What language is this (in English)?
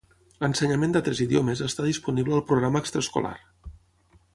Catalan